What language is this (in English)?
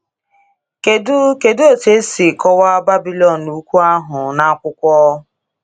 Igbo